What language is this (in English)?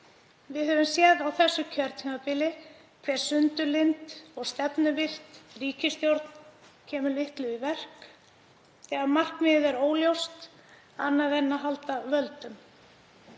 Icelandic